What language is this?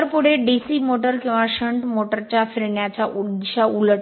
Marathi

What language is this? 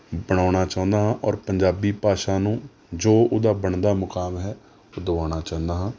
Punjabi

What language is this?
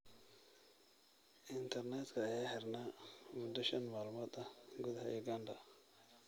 Somali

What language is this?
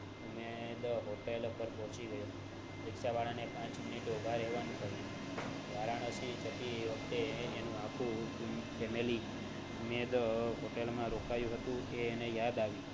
Gujarati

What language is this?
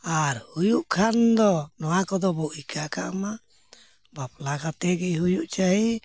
Santali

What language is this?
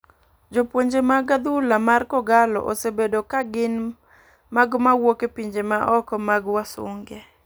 Luo (Kenya and Tanzania)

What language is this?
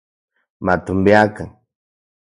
Central Puebla Nahuatl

